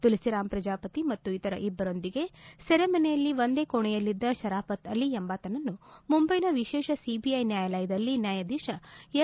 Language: Kannada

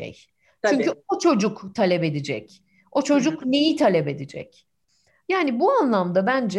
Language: Turkish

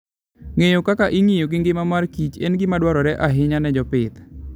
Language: Luo (Kenya and Tanzania)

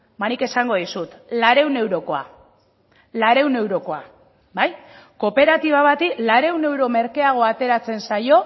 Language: Basque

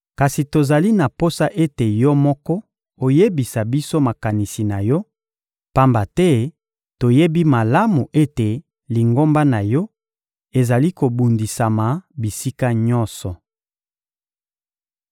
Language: Lingala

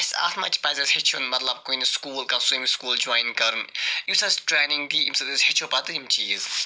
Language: Kashmiri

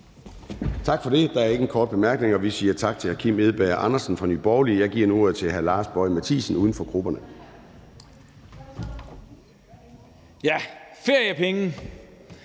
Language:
Danish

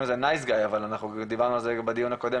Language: Hebrew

